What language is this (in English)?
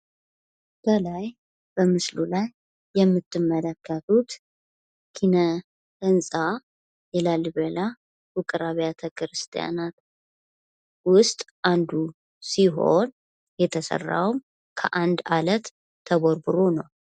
Amharic